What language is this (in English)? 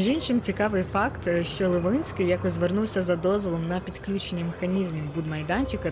Ukrainian